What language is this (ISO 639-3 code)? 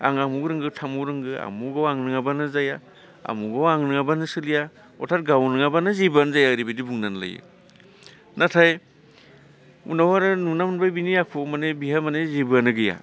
brx